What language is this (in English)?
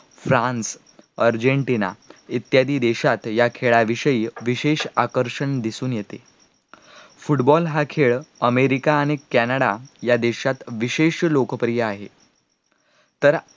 Marathi